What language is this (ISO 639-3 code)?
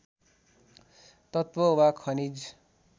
nep